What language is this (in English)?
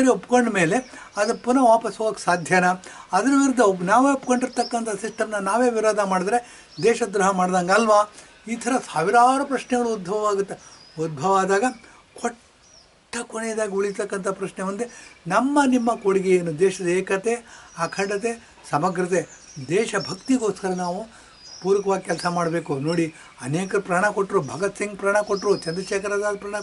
Kannada